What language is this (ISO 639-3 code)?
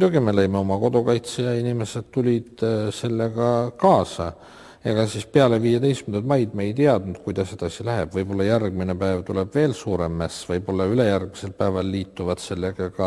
fin